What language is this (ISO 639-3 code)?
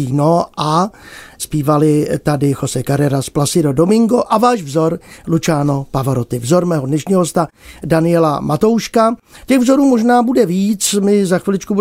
ces